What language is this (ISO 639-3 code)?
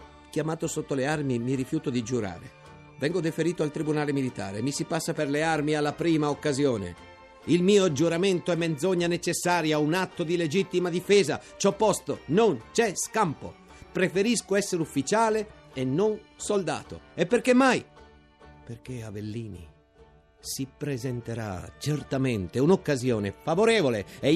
ita